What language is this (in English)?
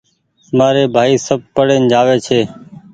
Goaria